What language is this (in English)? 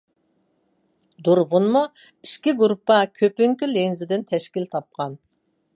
Uyghur